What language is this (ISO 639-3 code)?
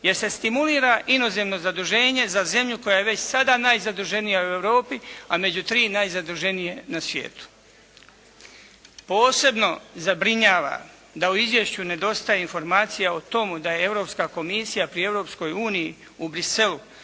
hrv